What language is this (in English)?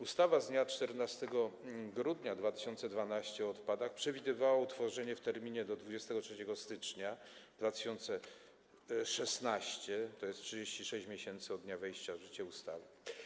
Polish